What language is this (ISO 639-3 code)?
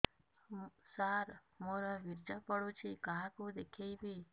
ori